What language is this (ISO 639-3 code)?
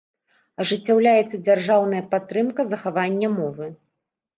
bel